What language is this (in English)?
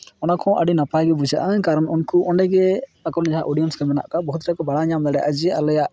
Santali